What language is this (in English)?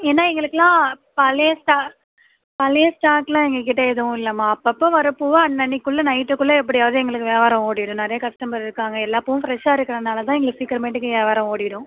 Tamil